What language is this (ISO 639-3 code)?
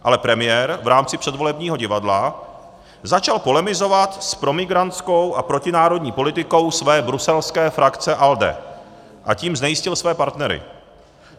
ces